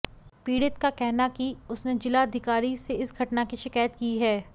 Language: Hindi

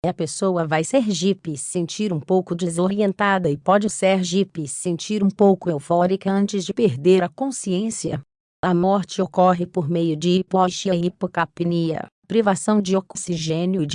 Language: Portuguese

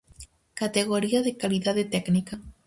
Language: Galician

